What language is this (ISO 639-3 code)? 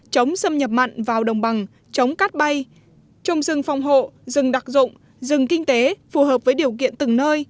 vie